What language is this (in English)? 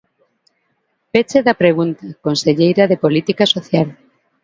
Galician